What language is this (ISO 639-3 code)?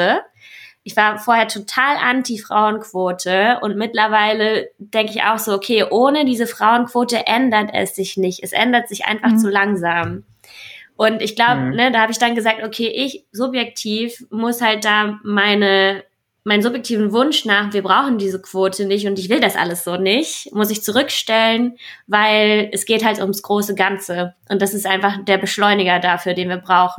deu